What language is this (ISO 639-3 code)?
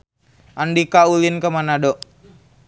sun